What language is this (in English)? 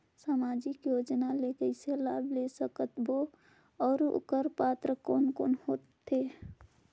Chhattisgarhi